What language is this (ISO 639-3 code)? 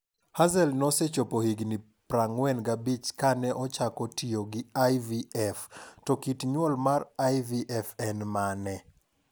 luo